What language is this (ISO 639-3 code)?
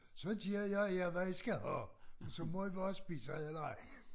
dan